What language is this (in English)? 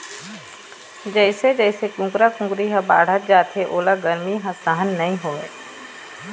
Chhattisgarhi